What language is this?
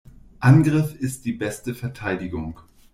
German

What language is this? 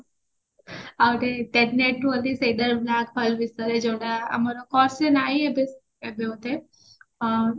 Odia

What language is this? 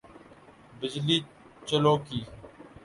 Urdu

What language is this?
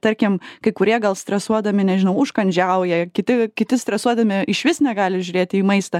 Lithuanian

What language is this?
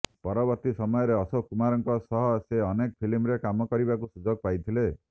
Odia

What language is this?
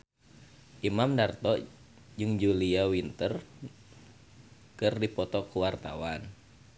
Sundanese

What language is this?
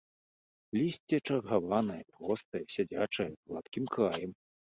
Belarusian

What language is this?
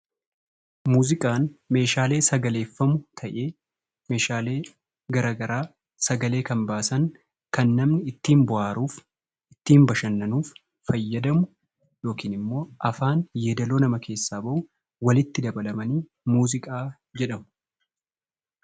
Oromo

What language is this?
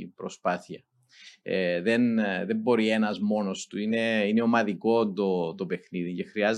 Greek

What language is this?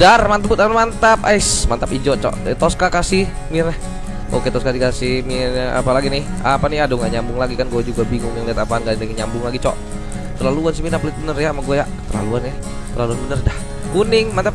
Indonesian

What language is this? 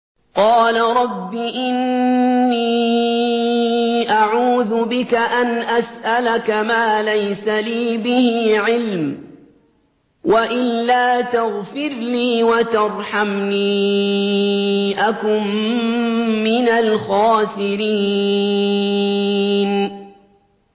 Arabic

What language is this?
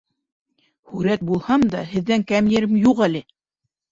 Bashkir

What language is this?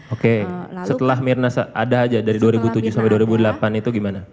Indonesian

